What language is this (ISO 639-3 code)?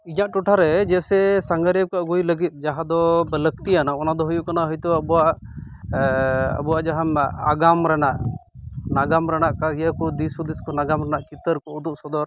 sat